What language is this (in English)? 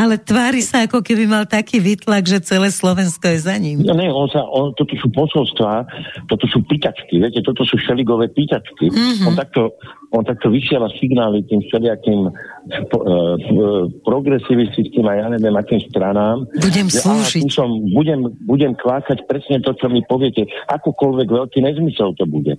Slovak